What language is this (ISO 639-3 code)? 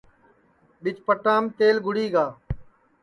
ssi